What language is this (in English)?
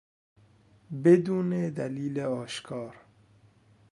Persian